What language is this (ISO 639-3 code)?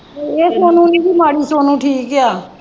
pan